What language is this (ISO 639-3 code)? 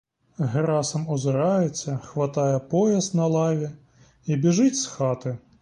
ukr